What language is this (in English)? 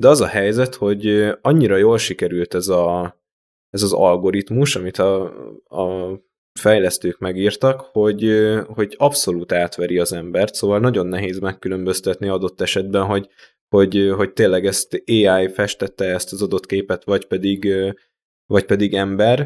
Hungarian